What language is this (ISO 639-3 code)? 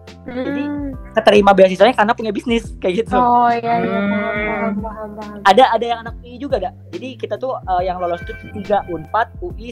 ind